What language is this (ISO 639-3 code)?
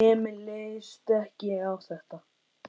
isl